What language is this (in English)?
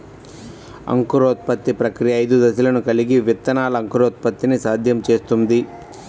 Telugu